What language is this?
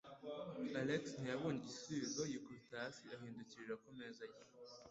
Kinyarwanda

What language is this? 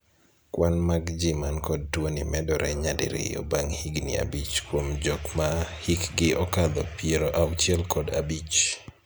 Luo (Kenya and Tanzania)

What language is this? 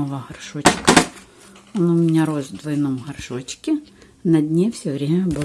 Russian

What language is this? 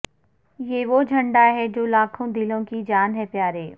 Urdu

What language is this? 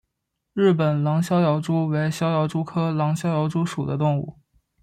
Chinese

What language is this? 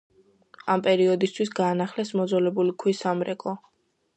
Georgian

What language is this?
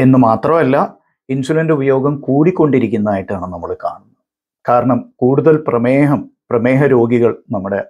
Malayalam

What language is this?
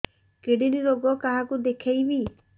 Odia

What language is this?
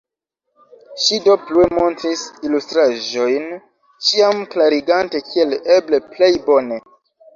Esperanto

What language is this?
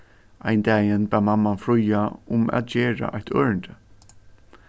Faroese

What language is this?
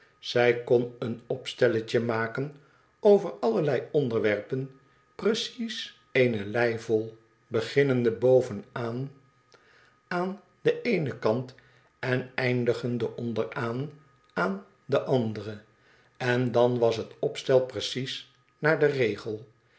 Dutch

